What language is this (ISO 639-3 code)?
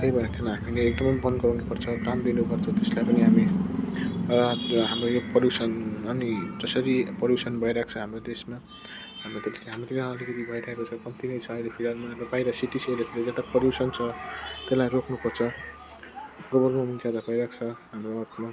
nep